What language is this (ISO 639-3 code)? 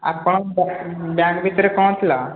ori